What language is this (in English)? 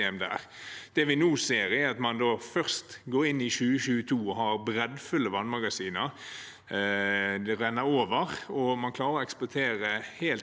Norwegian